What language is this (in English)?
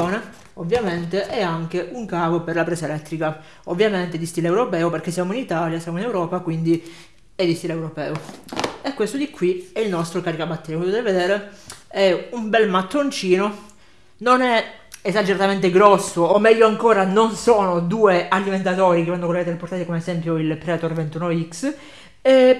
Italian